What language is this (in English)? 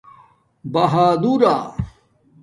Domaaki